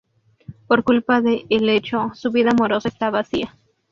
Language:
Spanish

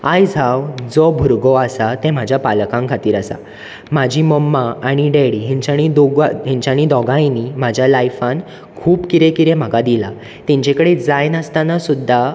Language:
Konkani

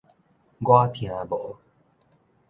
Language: Min Nan Chinese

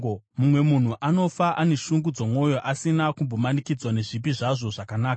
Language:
Shona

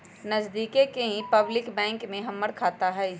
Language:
Magahi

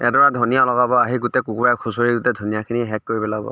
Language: Assamese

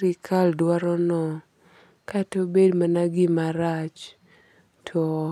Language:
Luo (Kenya and Tanzania)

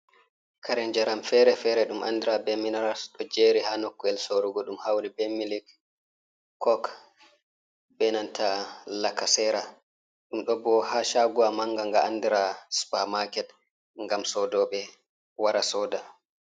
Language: Fula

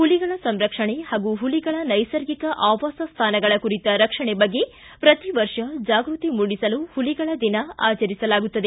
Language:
Kannada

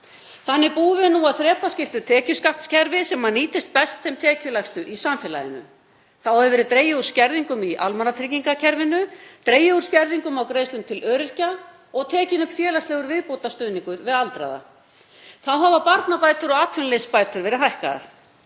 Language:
Icelandic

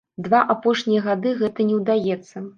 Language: Belarusian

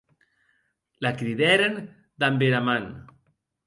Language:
Occitan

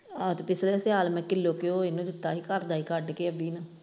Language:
Punjabi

